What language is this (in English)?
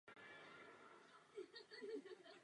Czech